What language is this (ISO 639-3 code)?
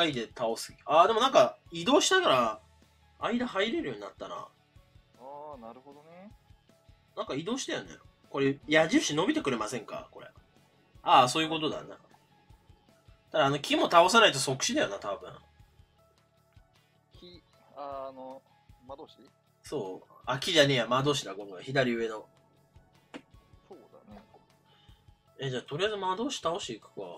jpn